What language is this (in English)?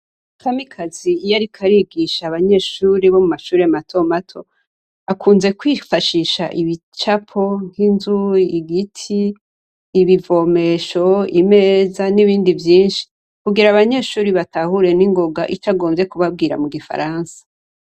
Rundi